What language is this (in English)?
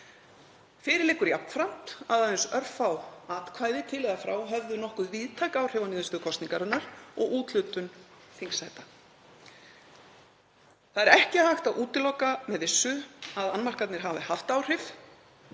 Icelandic